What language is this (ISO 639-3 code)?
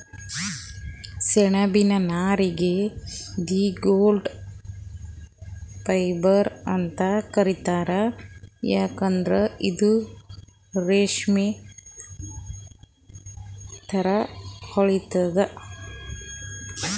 kan